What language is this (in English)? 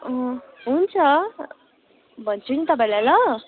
Nepali